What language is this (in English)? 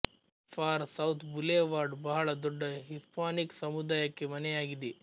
Kannada